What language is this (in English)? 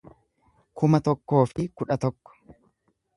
Oromo